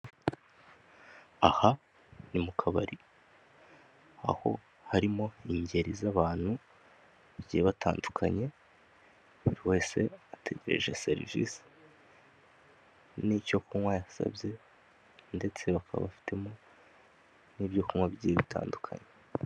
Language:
Kinyarwanda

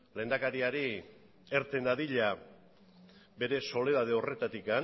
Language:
Basque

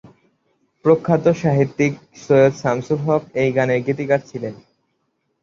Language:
Bangla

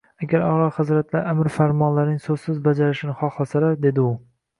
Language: Uzbek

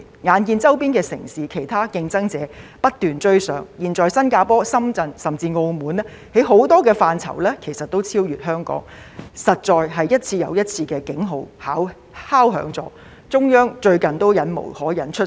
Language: Cantonese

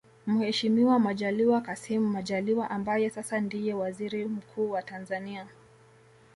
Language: Swahili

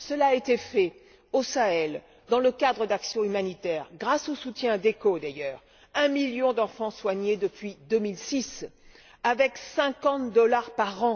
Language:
French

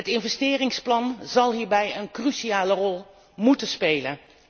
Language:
Dutch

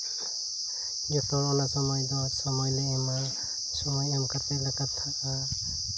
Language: Santali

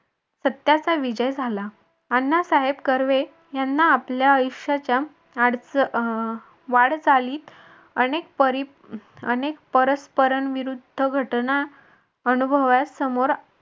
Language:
Marathi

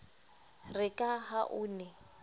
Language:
Southern Sotho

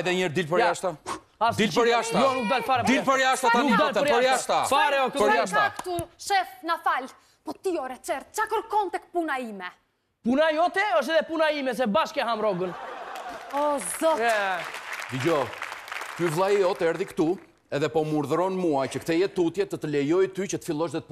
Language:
Romanian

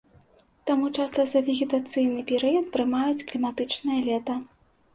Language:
Belarusian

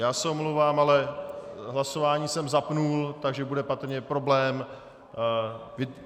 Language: Czech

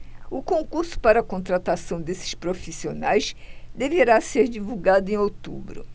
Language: Portuguese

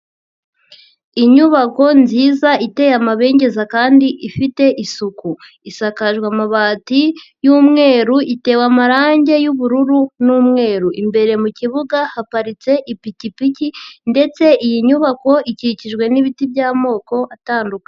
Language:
Kinyarwanda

